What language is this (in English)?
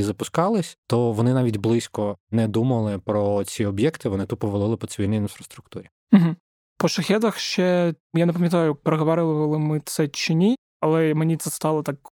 Ukrainian